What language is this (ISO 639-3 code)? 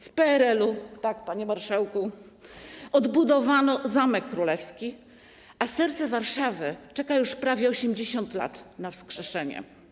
pol